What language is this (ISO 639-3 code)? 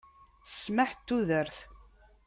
kab